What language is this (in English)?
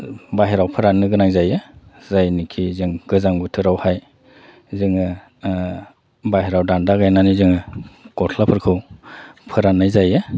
Bodo